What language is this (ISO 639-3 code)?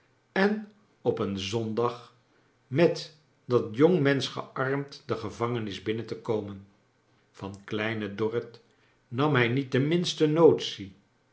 nld